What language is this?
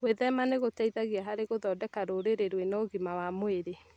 Kikuyu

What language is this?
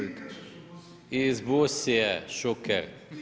Croatian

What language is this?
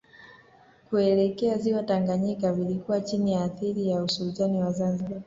Swahili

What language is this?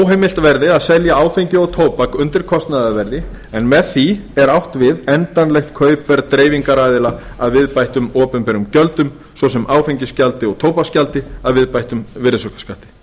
Icelandic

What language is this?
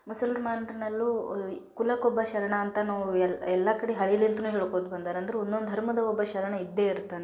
Kannada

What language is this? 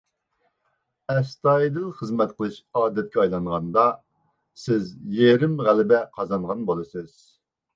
Uyghur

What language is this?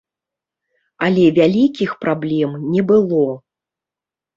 Belarusian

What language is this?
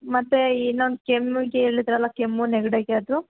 Kannada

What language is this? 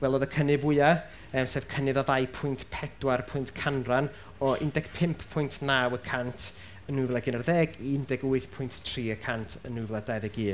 Welsh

